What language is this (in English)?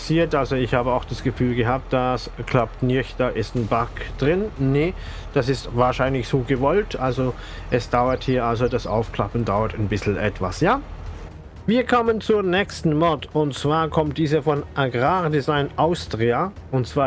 German